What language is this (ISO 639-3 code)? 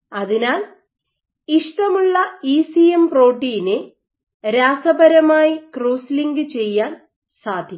mal